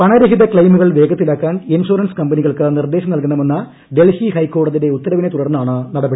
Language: Malayalam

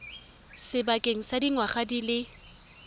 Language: Tswana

